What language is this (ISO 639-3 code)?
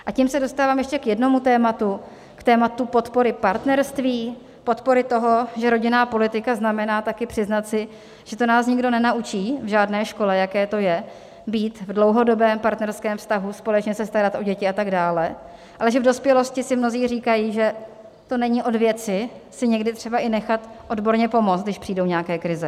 ces